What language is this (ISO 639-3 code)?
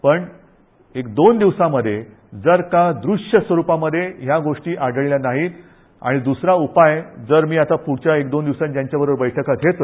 mar